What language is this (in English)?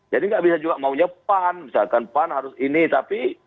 Indonesian